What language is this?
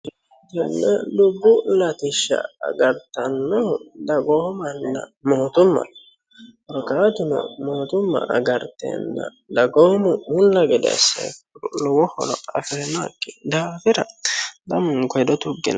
Sidamo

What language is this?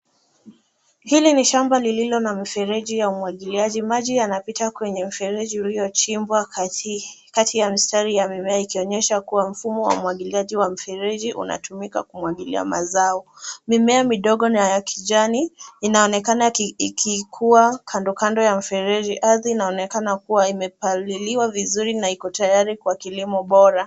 Swahili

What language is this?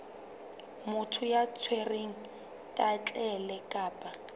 Southern Sotho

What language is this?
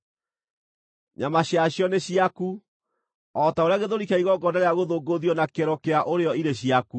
Kikuyu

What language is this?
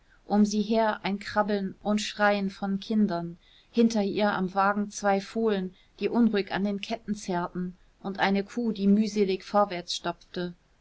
German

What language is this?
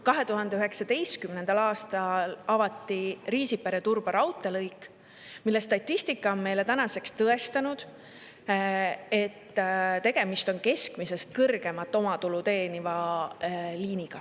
Estonian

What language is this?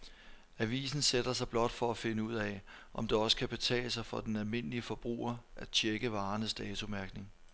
Danish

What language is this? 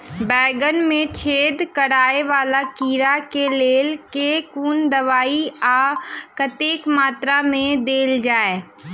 Maithili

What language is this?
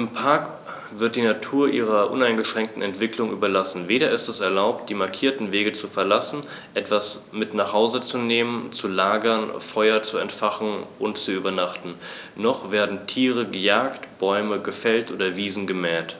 German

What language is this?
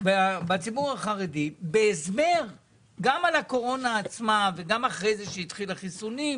Hebrew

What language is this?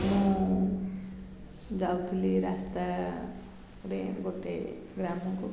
Odia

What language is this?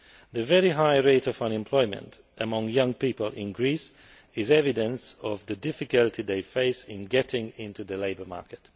English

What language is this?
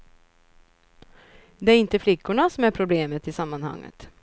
Swedish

